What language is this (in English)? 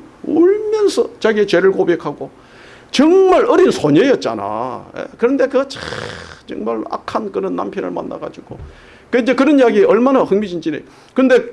Korean